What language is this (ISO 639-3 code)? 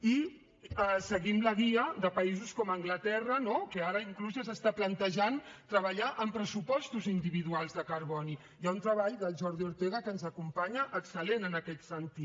cat